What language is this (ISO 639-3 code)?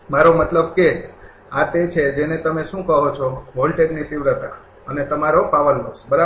guj